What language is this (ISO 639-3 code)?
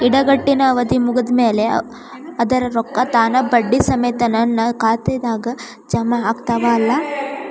kan